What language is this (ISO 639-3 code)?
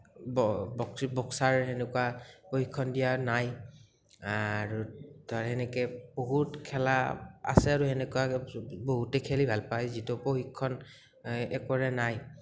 asm